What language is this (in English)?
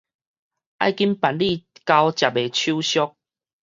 Min Nan Chinese